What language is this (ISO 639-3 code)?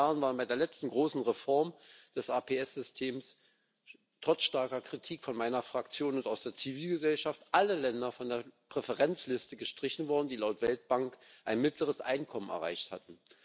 deu